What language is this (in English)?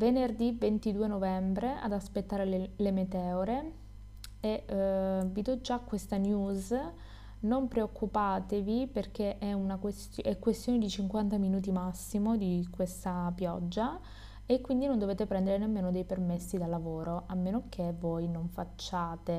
Italian